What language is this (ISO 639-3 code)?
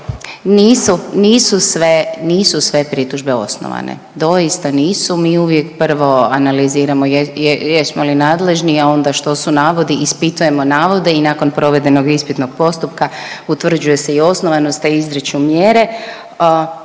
hrv